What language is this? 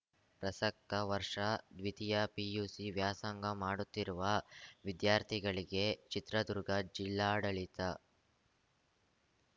Kannada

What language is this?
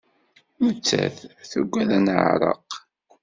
Kabyle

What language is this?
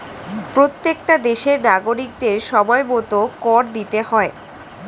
Bangla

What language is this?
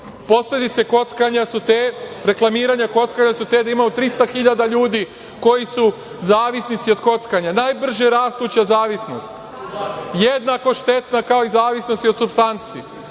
Serbian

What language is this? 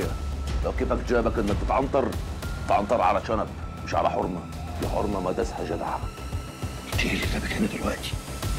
Arabic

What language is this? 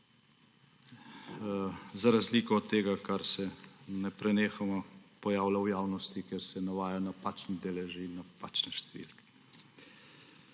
Slovenian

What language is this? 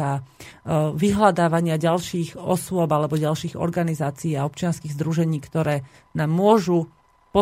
Slovak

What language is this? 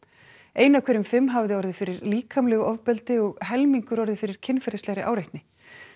Icelandic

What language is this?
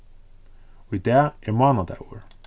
Faroese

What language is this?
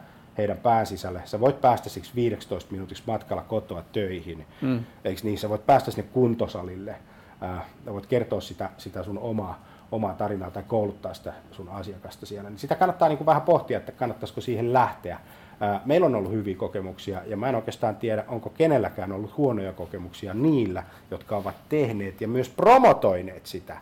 Finnish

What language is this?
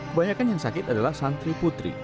Indonesian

